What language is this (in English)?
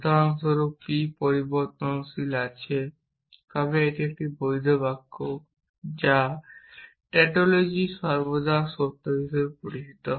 Bangla